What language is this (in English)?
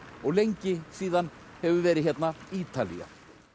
Icelandic